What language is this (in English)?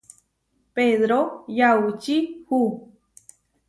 Huarijio